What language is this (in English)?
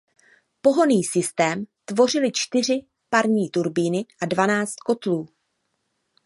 Czech